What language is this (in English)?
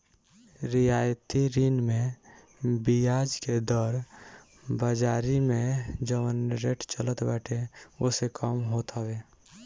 Bhojpuri